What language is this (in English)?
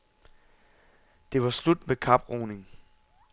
Danish